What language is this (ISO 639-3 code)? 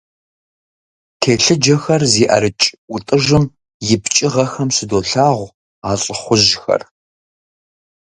kbd